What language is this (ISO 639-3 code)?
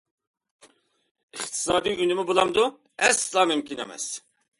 uig